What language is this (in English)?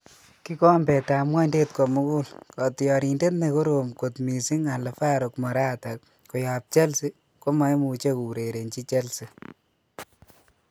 Kalenjin